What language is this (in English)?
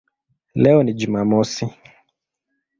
Swahili